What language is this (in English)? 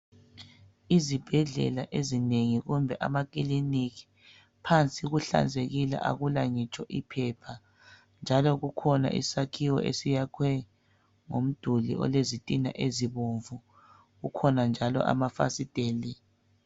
North Ndebele